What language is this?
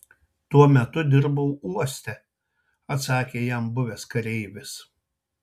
Lithuanian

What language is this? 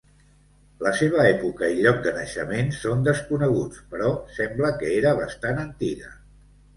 Catalan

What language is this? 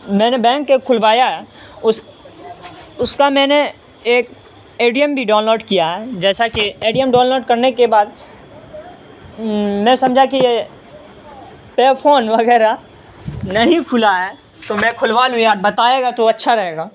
Urdu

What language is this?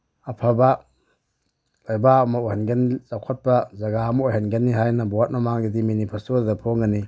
Manipuri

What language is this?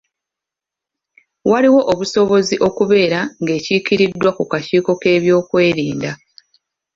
Ganda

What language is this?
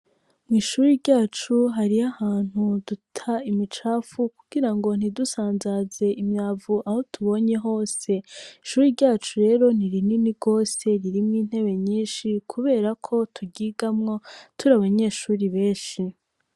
Rundi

